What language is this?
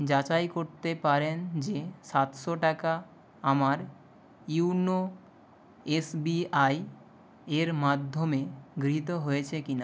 Bangla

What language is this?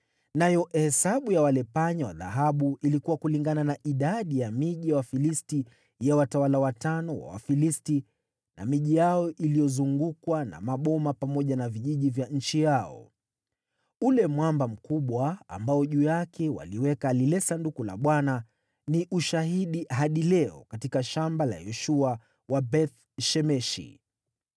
Swahili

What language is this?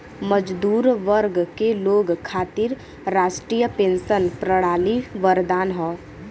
Bhojpuri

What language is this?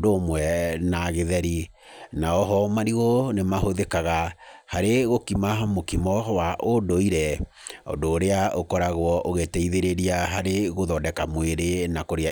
Kikuyu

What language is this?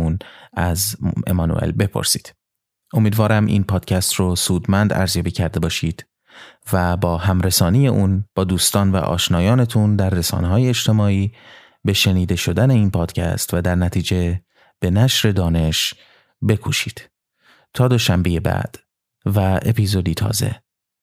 Persian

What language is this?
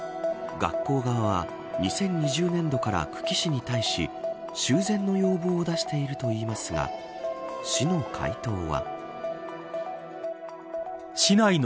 Japanese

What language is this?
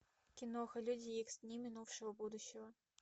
Russian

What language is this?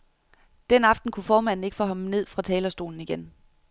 Danish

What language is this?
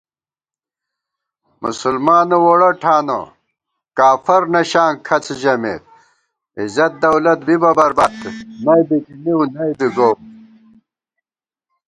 Gawar-Bati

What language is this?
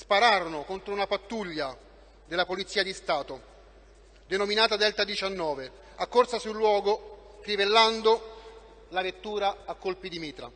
Italian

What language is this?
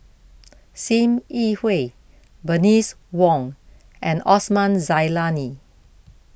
English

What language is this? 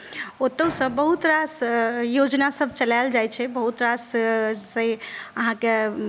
Maithili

